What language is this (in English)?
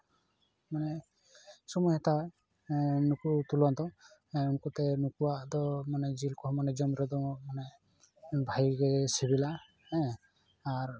Santali